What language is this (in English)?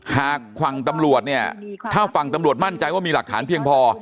Thai